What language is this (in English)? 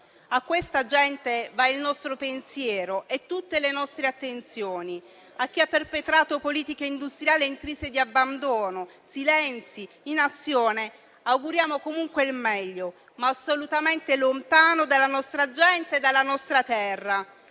Italian